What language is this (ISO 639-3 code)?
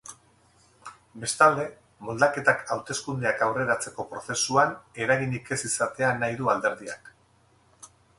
eus